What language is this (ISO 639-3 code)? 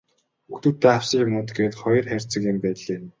mon